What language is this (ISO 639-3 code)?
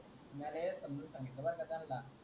mar